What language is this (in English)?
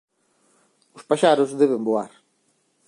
Galician